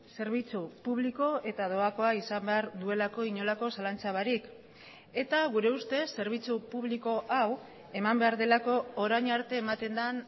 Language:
Basque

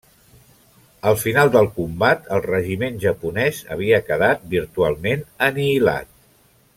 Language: Catalan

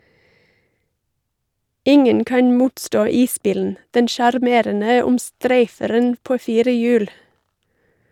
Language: Norwegian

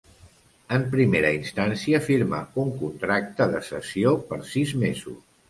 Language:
Catalan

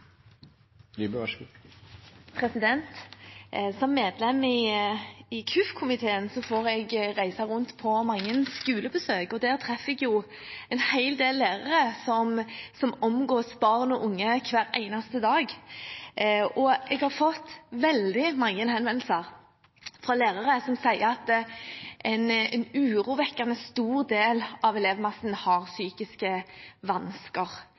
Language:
Norwegian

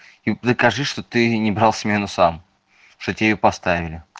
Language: Russian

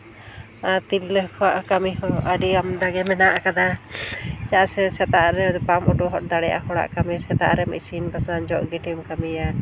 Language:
Santali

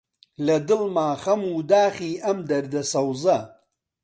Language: Central Kurdish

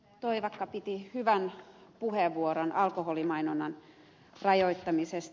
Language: Finnish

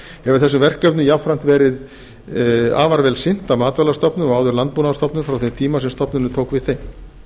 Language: Icelandic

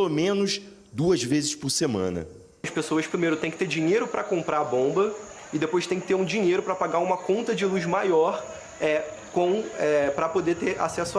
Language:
Portuguese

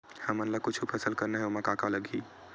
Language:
Chhattisgarhi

